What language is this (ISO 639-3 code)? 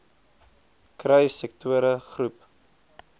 afr